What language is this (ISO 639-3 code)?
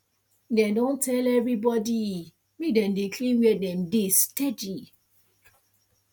pcm